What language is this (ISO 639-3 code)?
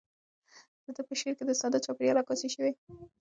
pus